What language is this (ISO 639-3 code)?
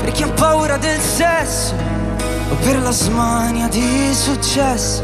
ita